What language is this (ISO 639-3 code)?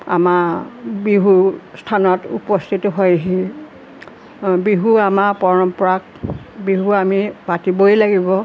asm